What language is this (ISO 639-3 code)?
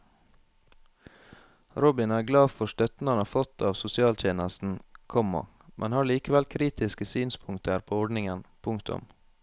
nor